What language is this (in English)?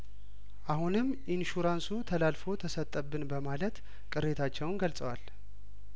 Amharic